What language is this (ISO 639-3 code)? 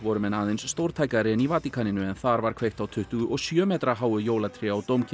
isl